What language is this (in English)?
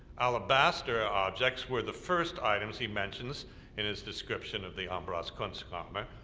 English